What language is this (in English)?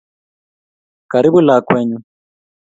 Kalenjin